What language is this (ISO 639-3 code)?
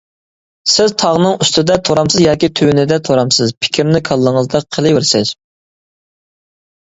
uig